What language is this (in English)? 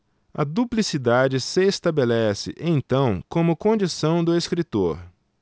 Portuguese